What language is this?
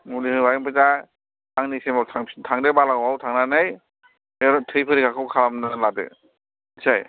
Bodo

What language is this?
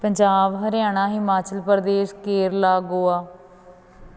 Punjabi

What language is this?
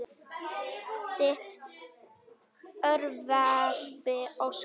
Icelandic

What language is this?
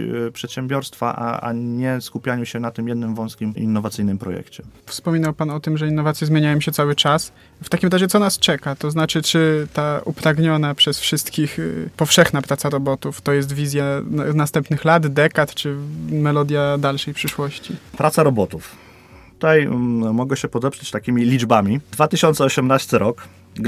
Polish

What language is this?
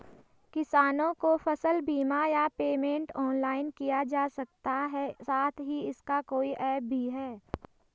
Hindi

